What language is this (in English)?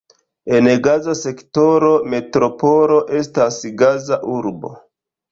Esperanto